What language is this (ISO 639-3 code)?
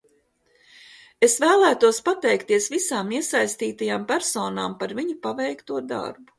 lav